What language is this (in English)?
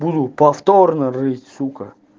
Russian